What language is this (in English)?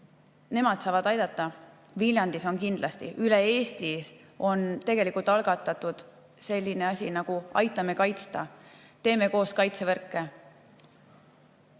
Estonian